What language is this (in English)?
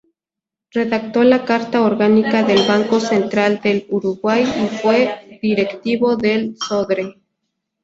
Spanish